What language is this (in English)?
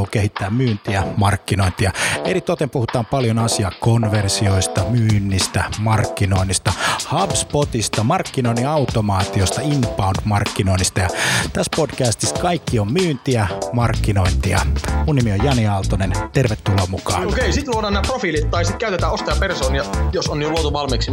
Finnish